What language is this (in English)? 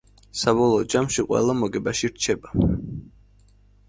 Georgian